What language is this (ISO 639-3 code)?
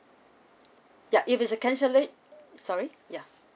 eng